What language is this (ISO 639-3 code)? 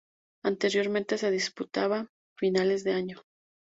spa